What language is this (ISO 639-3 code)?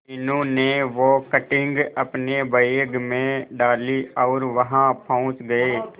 hin